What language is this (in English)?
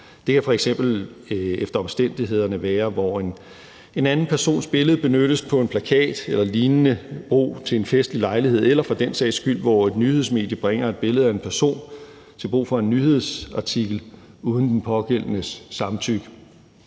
Danish